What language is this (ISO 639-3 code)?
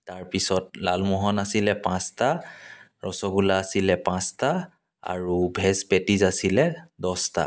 asm